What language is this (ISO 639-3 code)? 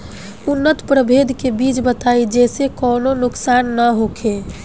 bho